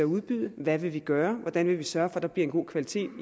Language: Danish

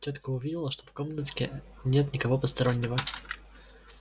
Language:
Russian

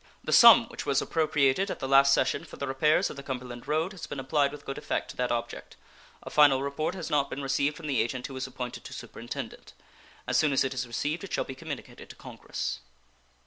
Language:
English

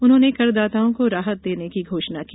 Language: Hindi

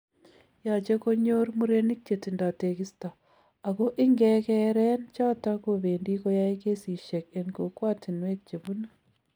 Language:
Kalenjin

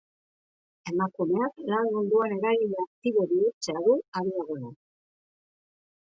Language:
Basque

